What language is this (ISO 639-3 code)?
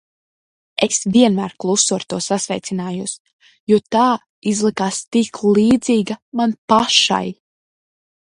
lav